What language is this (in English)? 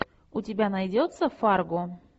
Russian